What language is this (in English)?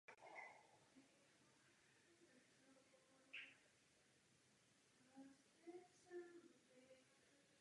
Czech